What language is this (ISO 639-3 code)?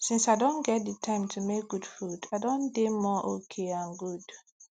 pcm